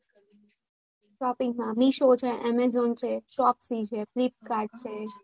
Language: Gujarati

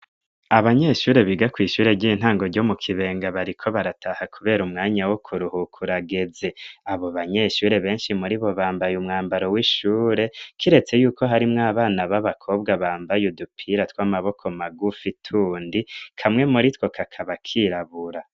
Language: Rundi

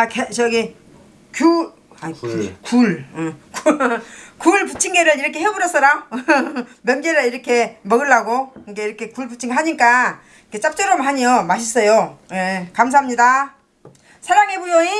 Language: Korean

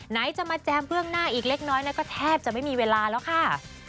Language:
Thai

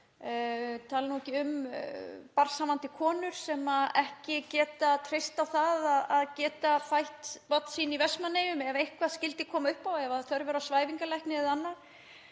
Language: Icelandic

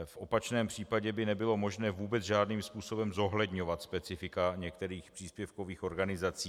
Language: Czech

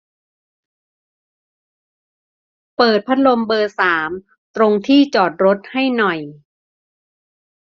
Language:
Thai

